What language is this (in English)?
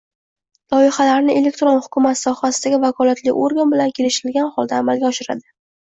Uzbek